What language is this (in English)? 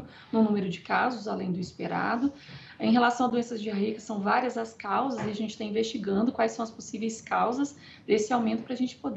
Portuguese